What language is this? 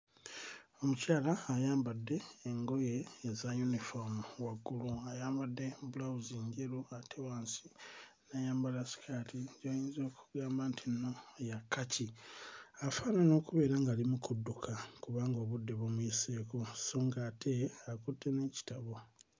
Ganda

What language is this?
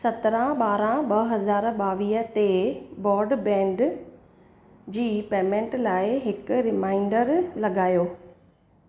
Sindhi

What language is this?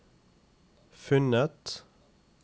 Norwegian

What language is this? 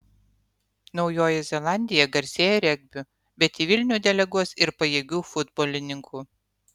Lithuanian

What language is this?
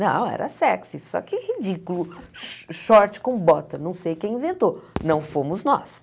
Portuguese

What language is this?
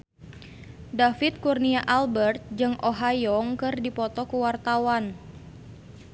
Sundanese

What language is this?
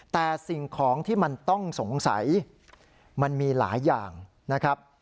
Thai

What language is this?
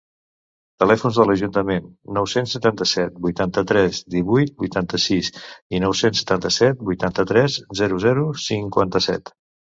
Catalan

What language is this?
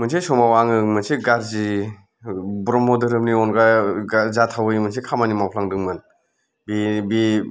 Bodo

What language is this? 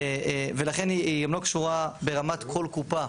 Hebrew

